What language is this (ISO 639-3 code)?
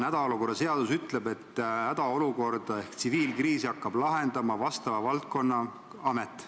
est